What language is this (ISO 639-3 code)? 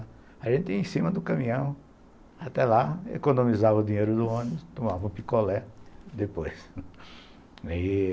por